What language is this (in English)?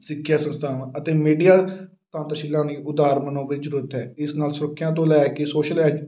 Punjabi